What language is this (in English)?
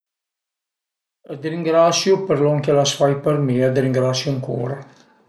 Piedmontese